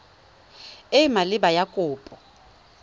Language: Tswana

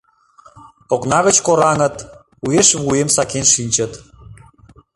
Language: Mari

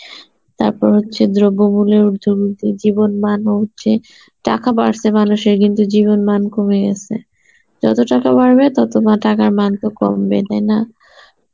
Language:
Bangla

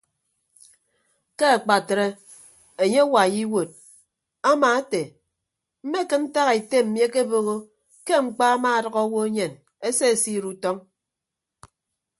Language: Ibibio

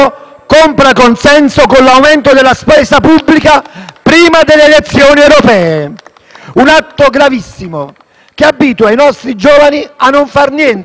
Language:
Italian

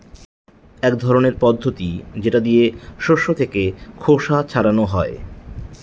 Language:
Bangla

